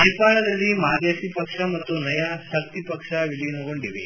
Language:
Kannada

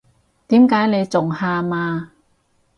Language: Cantonese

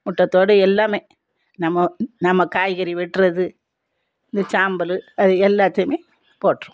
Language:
Tamil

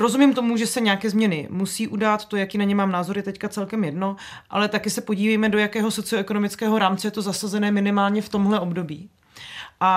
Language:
Czech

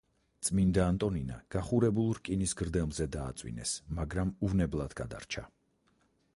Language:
Georgian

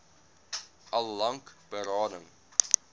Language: Afrikaans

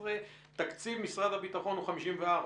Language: Hebrew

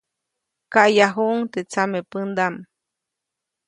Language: Copainalá Zoque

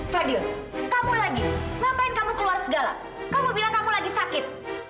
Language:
Indonesian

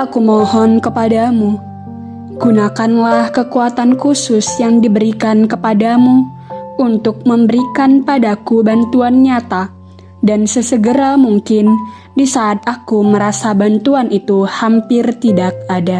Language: Indonesian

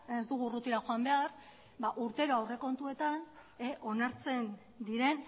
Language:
Basque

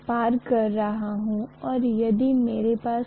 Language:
Hindi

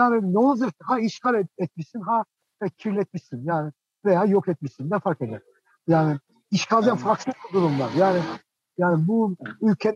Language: Turkish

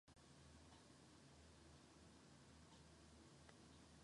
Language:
Slovenian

